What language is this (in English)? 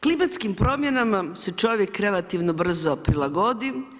Croatian